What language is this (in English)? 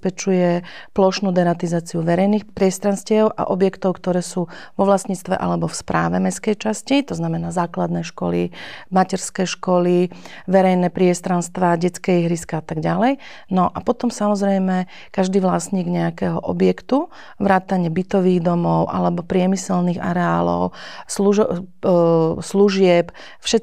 Slovak